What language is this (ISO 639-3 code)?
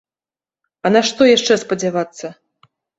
bel